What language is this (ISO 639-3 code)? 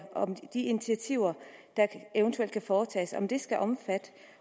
dan